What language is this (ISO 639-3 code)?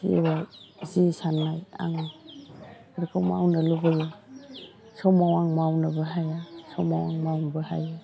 brx